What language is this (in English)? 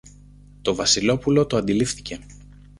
Greek